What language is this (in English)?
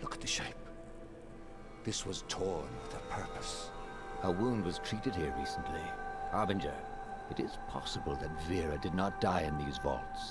Spanish